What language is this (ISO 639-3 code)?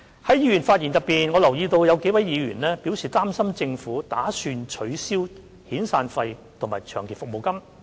yue